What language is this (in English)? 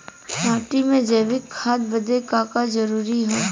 Bhojpuri